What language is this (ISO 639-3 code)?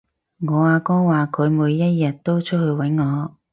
yue